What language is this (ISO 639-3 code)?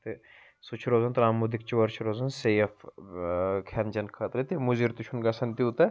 kas